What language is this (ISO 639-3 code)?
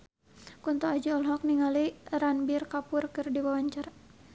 sun